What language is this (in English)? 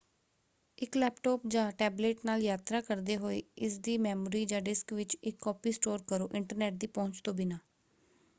Punjabi